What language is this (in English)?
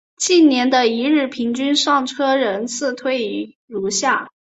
Chinese